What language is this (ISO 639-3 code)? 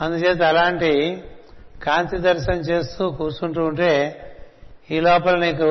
tel